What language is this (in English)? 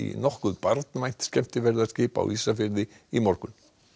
Icelandic